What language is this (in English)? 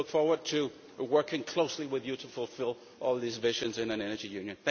English